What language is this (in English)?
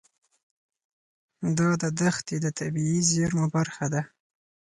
Pashto